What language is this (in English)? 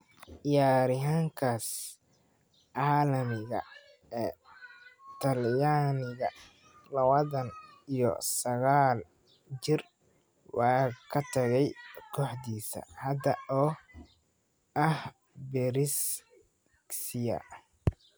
Somali